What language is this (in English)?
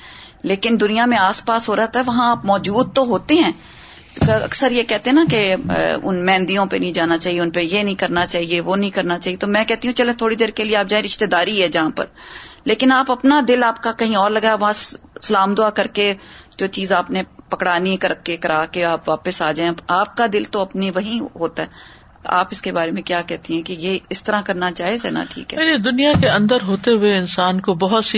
Urdu